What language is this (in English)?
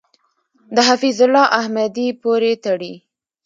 Pashto